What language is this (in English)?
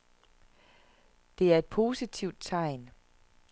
Danish